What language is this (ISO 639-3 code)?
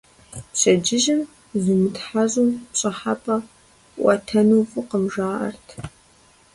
kbd